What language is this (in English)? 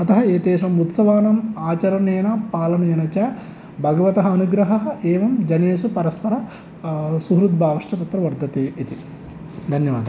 Sanskrit